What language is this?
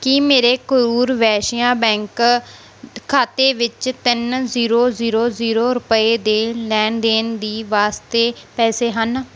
Punjabi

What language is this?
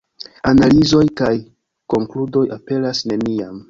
Esperanto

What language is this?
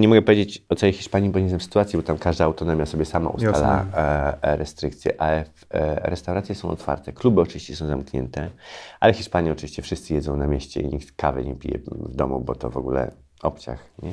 Polish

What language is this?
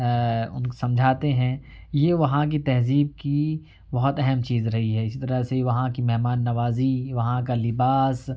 Urdu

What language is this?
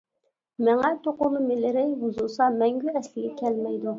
Uyghur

